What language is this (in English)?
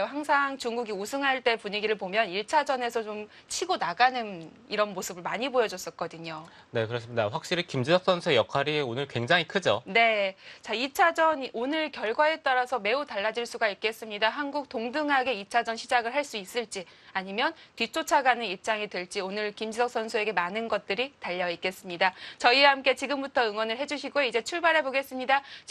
Korean